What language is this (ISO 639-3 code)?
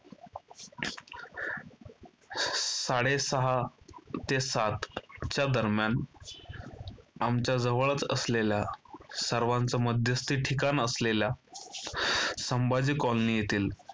mar